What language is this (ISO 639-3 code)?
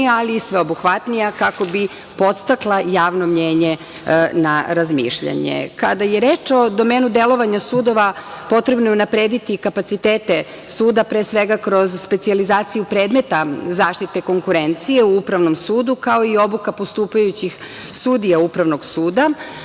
srp